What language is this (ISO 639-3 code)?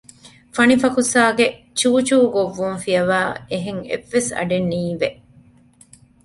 div